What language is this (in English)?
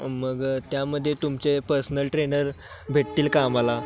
Marathi